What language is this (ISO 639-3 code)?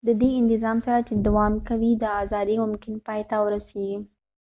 pus